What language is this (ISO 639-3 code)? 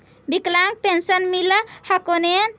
mag